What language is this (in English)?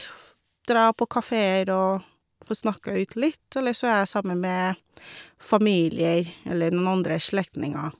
Norwegian